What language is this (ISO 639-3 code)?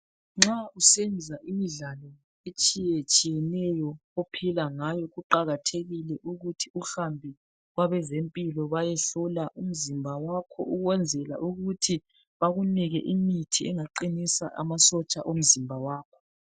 nde